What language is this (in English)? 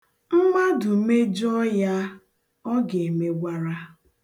Igbo